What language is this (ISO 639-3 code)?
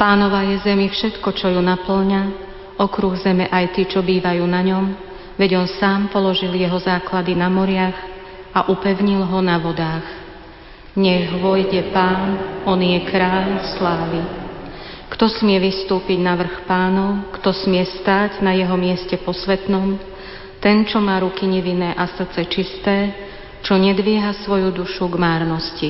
slk